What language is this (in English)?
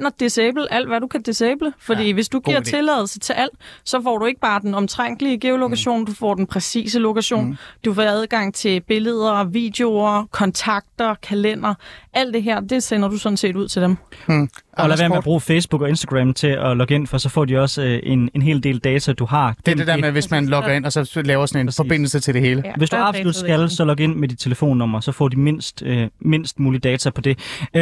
Danish